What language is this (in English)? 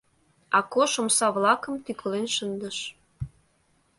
Mari